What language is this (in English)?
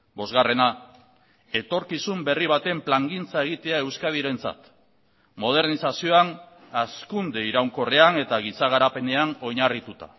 Basque